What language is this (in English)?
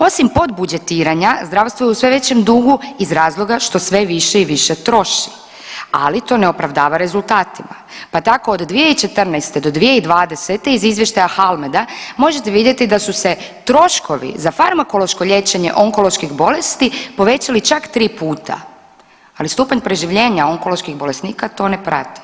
Croatian